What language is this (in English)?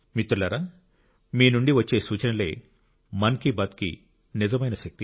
Telugu